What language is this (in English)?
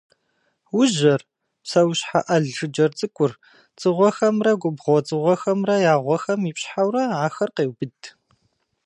Kabardian